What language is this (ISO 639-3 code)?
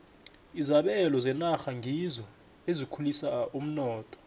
nbl